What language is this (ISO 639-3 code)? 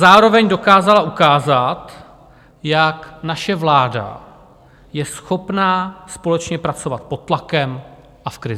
ces